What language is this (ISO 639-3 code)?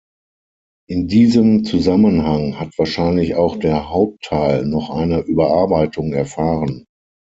deu